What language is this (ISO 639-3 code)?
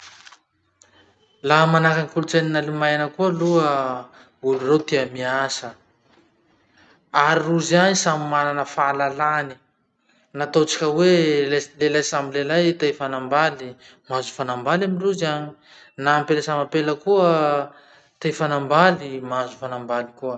msh